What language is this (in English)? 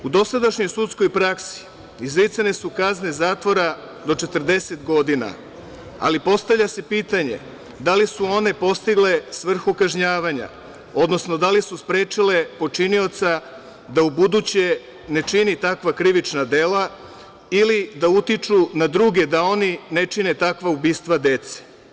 Serbian